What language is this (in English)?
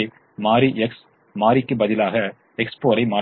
Tamil